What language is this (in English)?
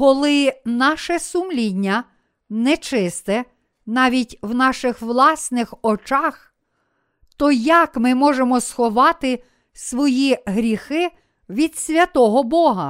Ukrainian